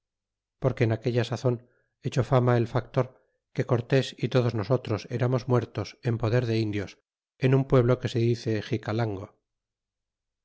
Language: Spanish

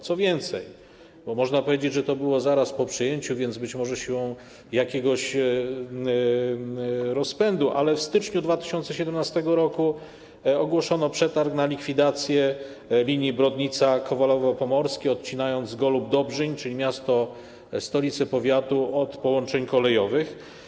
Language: Polish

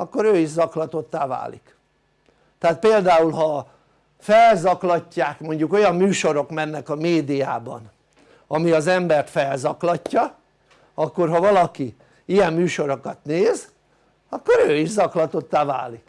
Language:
Hungarian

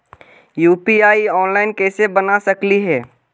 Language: Magahi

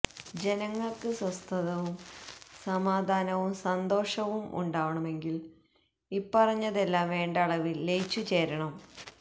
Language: Malayalam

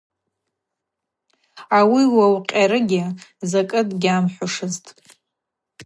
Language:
Abaza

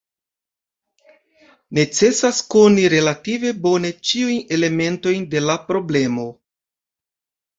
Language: Esperanto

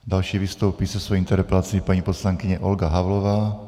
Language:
Czech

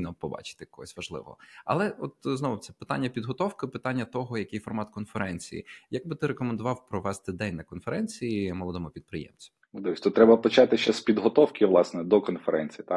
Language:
Ukrainian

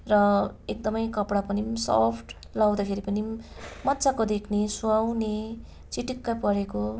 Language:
Nepali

